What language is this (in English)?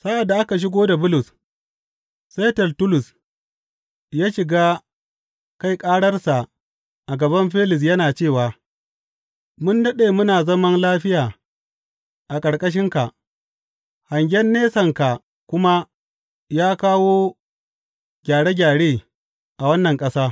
Hausa